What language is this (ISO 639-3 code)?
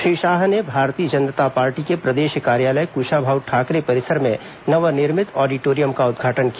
hin